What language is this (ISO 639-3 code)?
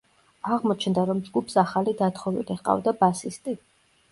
kat